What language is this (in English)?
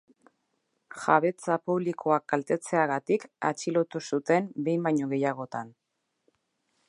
Basque